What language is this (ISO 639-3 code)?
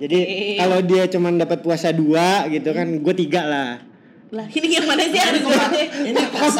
ind